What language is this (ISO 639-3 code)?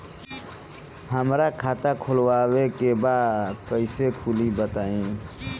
bho